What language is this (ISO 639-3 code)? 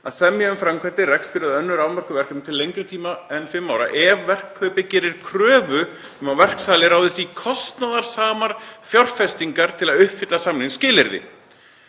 isl